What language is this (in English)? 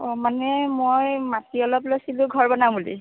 Assamese